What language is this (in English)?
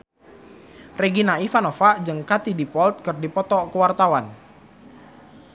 Sundanese